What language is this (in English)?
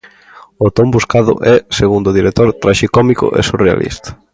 Galician